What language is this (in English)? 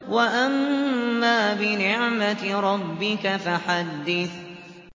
Arabic